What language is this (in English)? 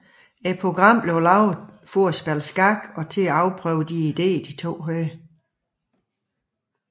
Danish